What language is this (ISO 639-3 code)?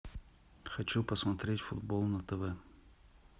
rus